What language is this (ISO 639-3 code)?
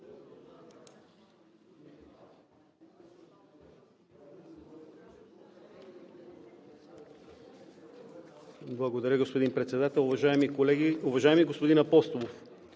bul